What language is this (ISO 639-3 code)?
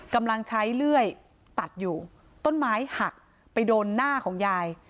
tha